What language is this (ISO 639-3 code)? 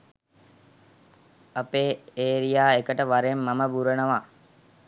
sin